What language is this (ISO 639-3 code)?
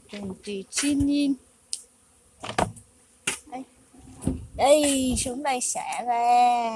vie